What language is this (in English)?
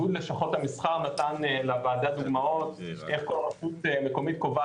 Hebrew